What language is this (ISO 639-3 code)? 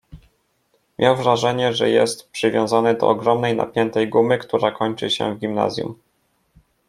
pol